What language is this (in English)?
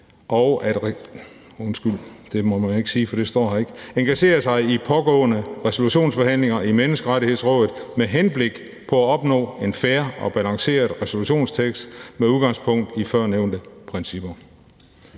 Danish